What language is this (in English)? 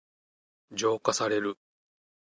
Japanese